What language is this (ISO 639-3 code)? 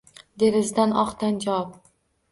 uzb